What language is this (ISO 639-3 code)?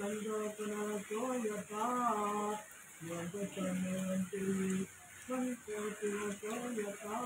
tha